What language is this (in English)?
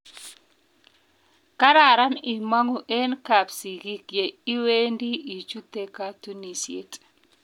Kalenjin